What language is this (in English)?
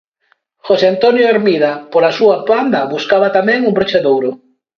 Galician